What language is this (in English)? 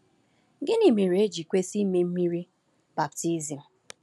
Igbo